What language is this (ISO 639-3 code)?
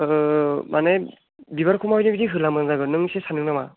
brx